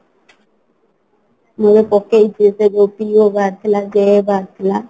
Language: Odia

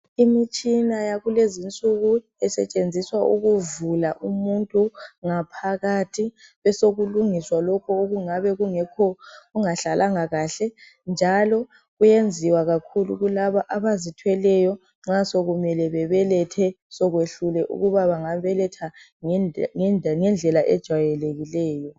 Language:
North Ndebele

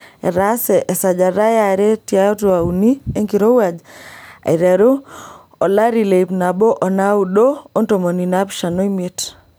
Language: Masai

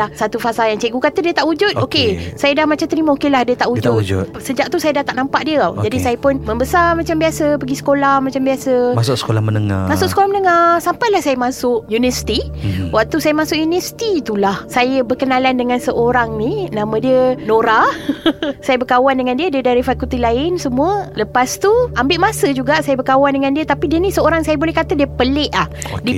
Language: Malay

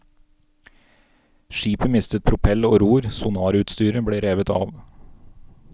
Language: Norwegian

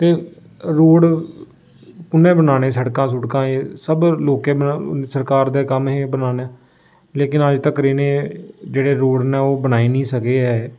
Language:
Dogri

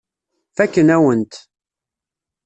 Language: Kabyle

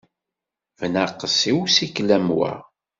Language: Kabyle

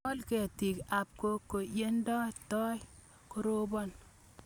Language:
Kalenjin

